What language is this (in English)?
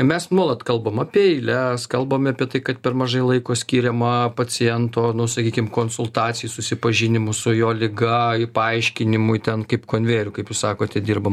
Lithuanian